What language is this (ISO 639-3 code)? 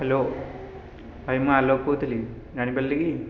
ori